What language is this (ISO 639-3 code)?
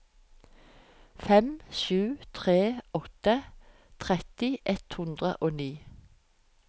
nor